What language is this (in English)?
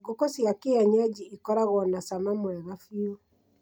Kikuyu